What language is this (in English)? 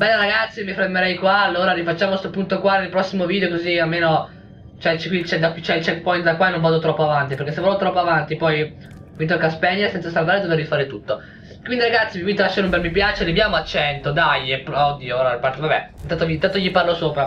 Italian